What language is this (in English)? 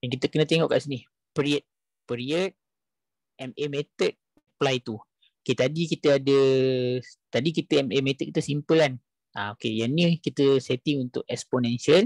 Malay